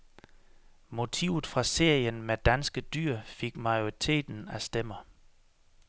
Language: Danish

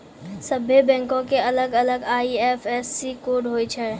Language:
Maithili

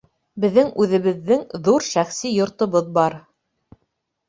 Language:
Bashkir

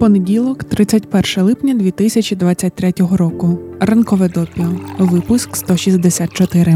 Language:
Ukrainian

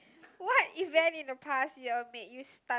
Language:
English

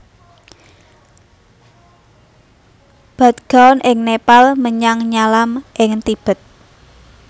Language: Javanese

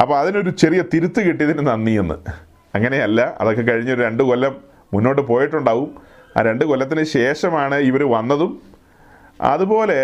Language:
Malayalam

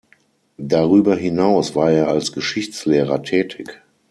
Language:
German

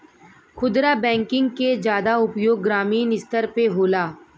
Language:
Bhojpuri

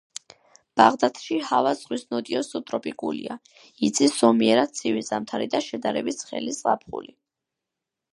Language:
Georgian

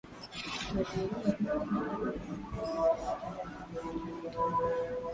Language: Swahili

